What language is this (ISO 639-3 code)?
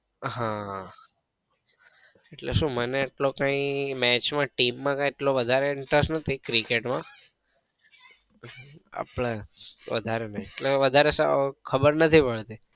guj